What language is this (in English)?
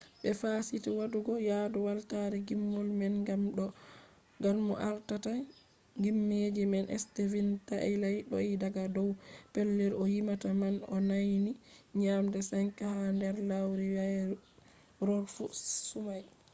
Fula